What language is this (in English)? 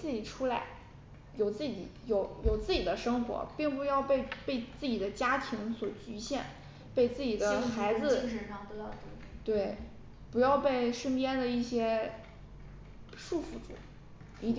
Chinese